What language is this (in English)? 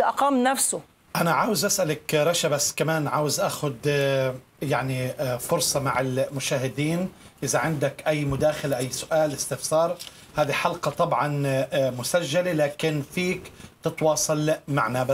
Arabic